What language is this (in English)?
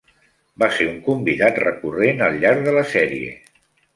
Catalan